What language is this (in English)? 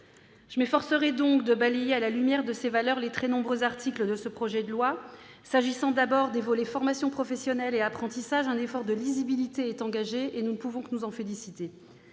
French